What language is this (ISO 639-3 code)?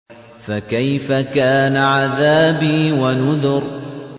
ara